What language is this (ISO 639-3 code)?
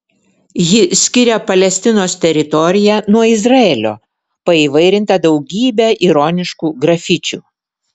lit